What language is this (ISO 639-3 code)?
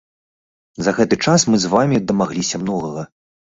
bel